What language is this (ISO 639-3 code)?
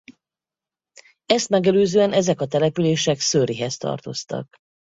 hun